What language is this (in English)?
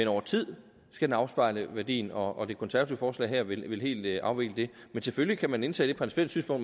Danish